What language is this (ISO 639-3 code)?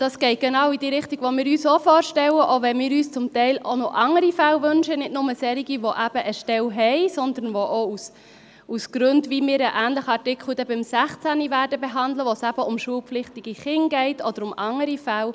gsw